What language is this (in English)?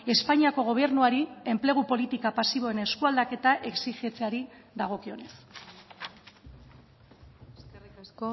Basque